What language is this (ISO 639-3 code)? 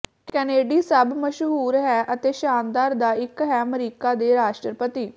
pan